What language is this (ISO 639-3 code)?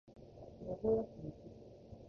jpn